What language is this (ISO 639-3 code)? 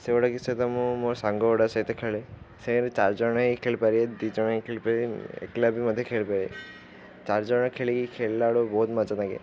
ori